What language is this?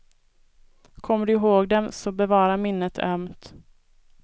Swedish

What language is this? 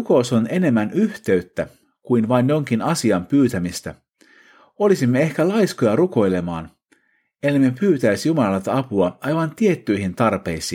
Finnish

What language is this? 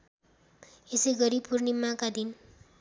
Nepali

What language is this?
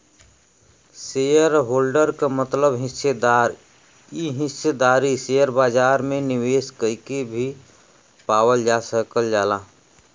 Bhojpuri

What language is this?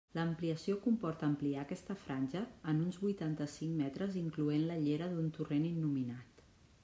Catalan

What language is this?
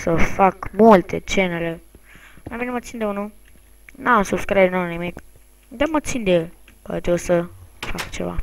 Romanian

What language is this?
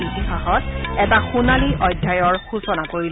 Assamese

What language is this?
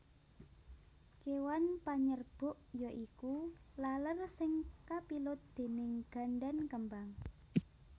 Javanese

